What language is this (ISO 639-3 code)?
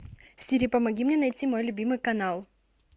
rus